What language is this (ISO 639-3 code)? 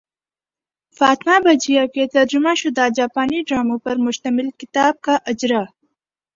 urd